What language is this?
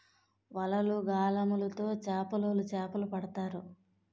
Telugu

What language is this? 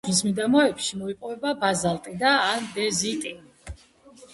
Georgian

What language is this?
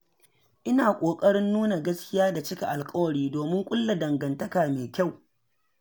Hausa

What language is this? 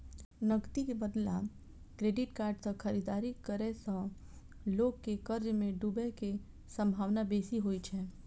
Maithili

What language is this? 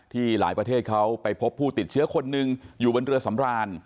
Thai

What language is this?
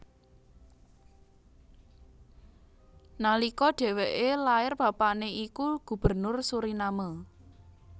Javanese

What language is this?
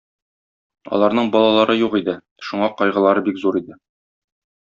Tatar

